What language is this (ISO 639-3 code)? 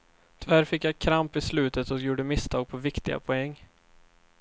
swe